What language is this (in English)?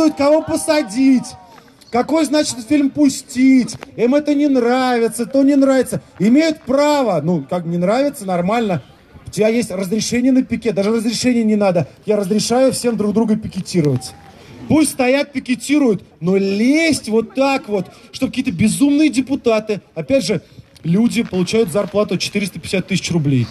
Russian